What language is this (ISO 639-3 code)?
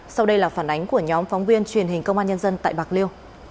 vie